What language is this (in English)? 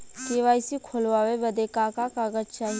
Bhojpuri